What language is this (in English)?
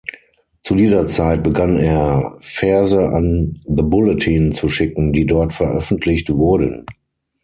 German